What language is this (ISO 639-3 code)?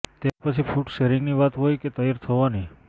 guj